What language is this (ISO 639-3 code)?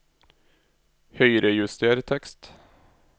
nor